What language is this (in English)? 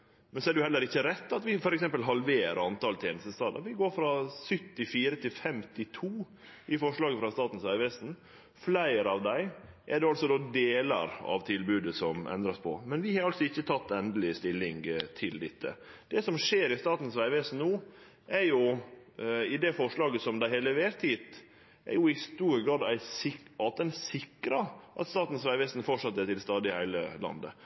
Norwegian Nynorsk